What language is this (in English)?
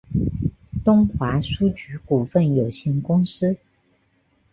Chinese